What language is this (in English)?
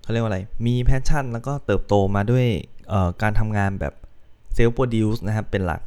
Thai